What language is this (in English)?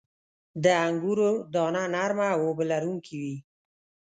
Pashto